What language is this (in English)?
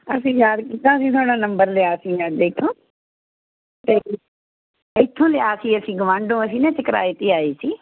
Punjabi